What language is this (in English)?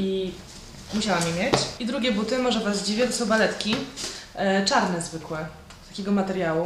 Polish